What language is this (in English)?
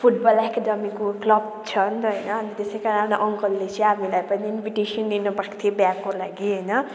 Nepali